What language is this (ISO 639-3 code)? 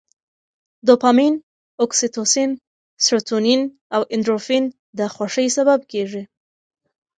pus